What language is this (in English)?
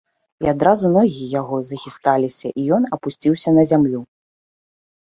Belarusian